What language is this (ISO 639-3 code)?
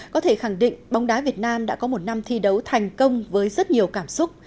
vie